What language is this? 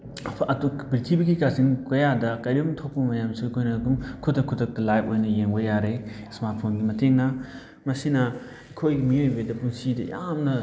Manipuri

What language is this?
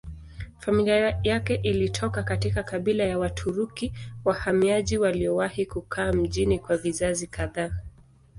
Swahili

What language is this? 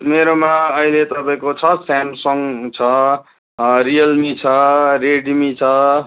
Nepali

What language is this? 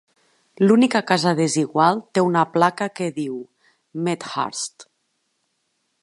Catalan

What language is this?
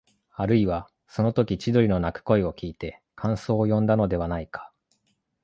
Japanese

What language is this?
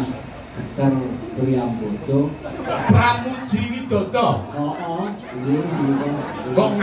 Indonesian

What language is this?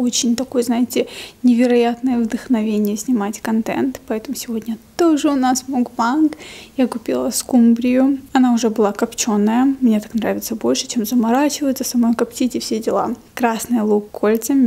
Russian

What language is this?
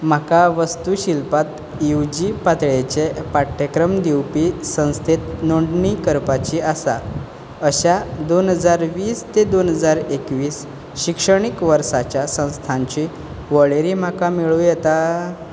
Konkani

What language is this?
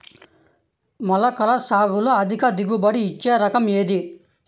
Telugu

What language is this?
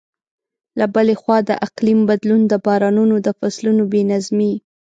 Pashto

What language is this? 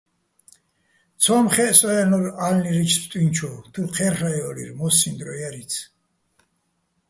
Bats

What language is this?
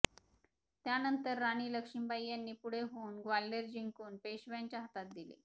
Marathi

